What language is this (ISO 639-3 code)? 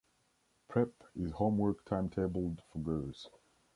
eng